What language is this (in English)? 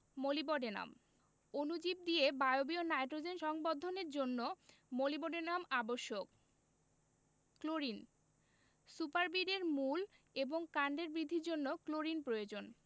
Bangla